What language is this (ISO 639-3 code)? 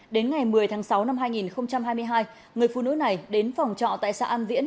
vie